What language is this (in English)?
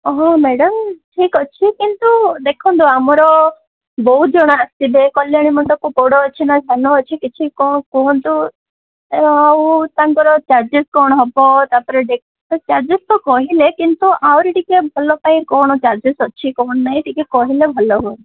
Odia